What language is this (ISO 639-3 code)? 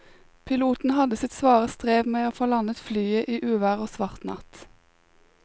nor